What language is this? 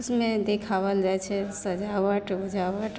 Maithili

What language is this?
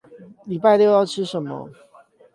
Chinese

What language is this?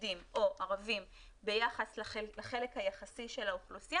Hebrew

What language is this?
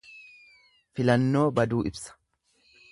Oromo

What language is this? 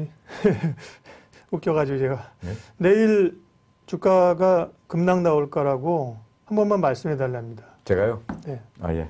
Korean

